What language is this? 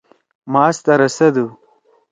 Torwali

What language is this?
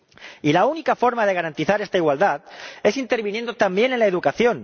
Spanish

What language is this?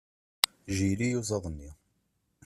Kabyle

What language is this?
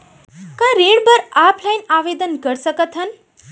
Chhattisgarhi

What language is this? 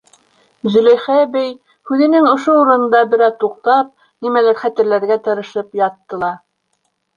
Bashkir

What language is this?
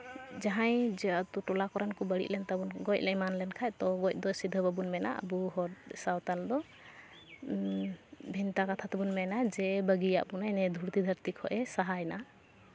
Santali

